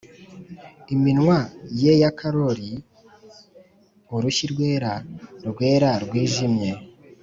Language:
Kinyarwanda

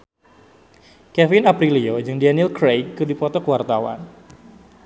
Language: Sundanese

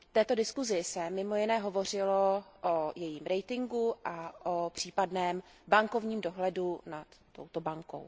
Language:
Czech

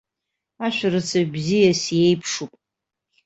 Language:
Abkhazian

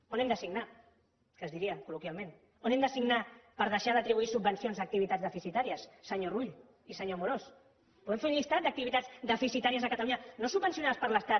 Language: Catalan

